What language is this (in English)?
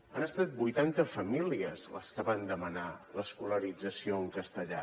Catalan